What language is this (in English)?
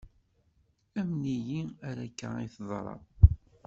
Kabyle